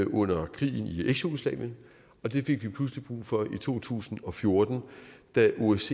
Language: Danish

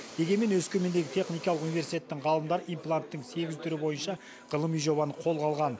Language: Kazakh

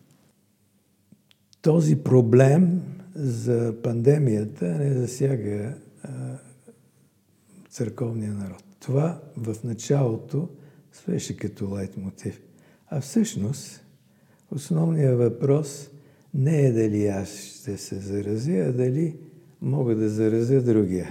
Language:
Bulgarian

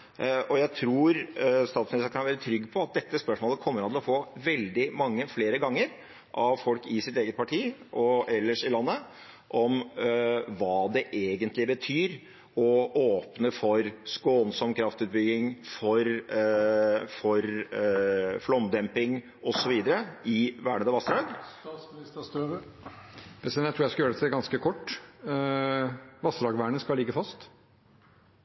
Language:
Norwegian Bokmål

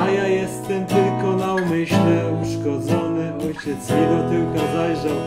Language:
Polish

